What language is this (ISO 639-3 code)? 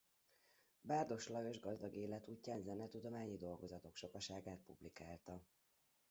hun